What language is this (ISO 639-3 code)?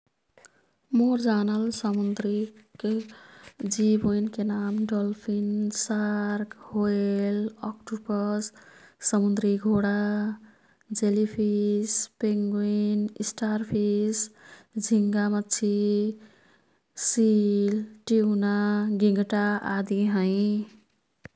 tkt